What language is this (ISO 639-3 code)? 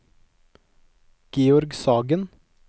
nor